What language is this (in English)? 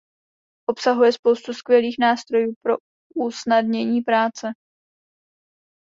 Czech